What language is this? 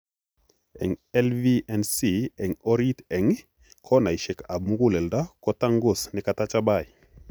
Kalenjin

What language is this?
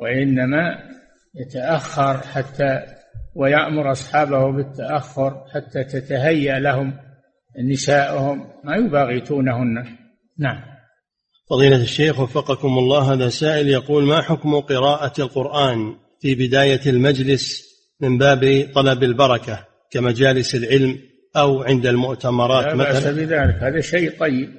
Arabic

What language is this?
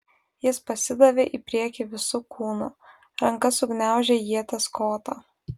Lithuanian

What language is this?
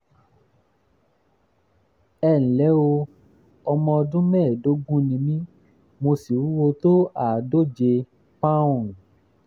Yoruba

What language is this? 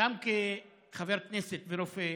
Hebrew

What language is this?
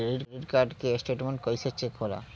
Bhojpuri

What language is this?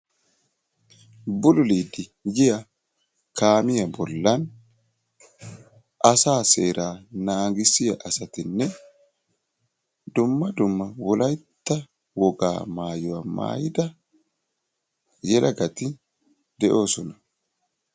Wolaytta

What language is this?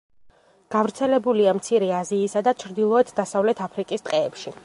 Georgian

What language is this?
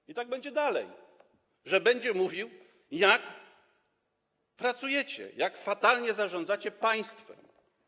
Polish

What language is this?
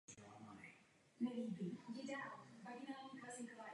Czech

